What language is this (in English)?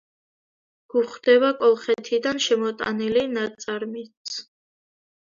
Georgian